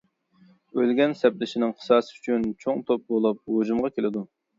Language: Uyghur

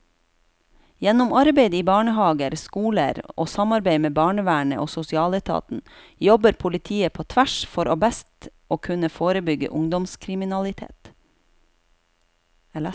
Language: Norwegian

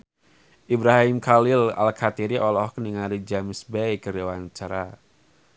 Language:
Sundanese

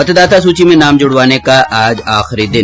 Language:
Hindi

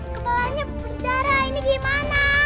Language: Indonesian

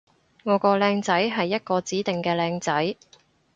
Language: Cantonese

